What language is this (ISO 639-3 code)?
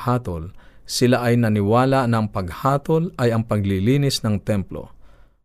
fil